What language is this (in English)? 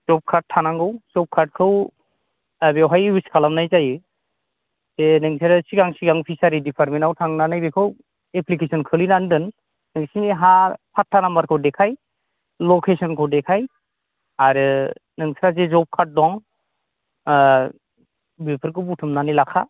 Bodo